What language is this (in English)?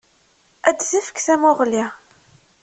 Kabyle